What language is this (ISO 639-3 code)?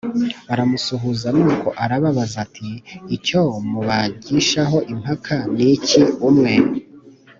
kin